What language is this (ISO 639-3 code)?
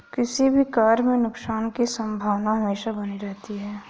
hin